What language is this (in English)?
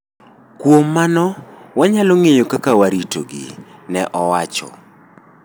Luo (Kenya and Tanzania)